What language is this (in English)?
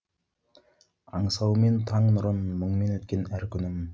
Kazakh